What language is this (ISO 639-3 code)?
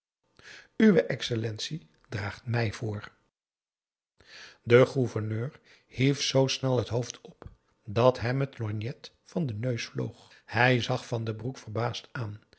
nld